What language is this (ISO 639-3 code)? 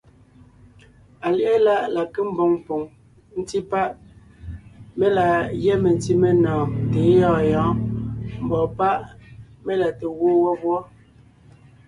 nnh